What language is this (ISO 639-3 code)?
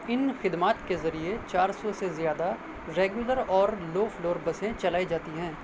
urd